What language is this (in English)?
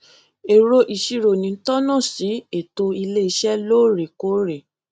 Yoruba